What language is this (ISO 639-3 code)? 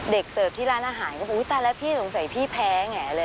tha